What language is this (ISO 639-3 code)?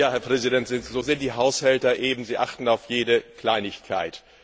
deu